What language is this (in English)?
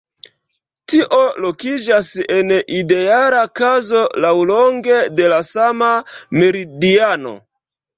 Esperanto